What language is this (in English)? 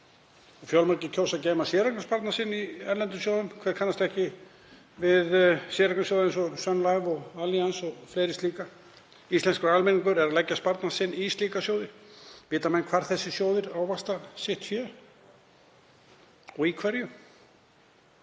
Icelandic